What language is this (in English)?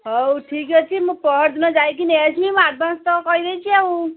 Odia